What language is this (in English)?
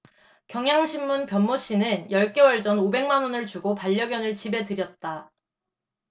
Korean